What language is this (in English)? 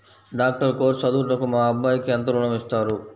Telugu